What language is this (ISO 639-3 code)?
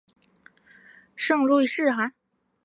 zho